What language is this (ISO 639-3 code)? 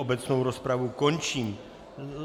ces